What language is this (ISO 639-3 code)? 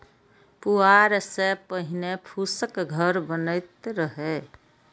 mai